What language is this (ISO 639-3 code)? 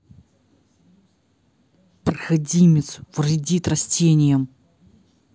rus